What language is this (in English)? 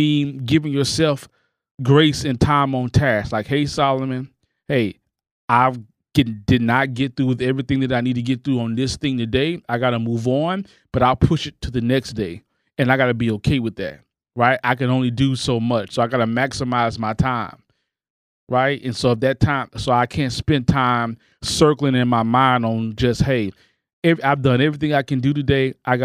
English